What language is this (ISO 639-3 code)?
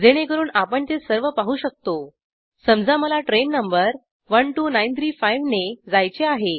mar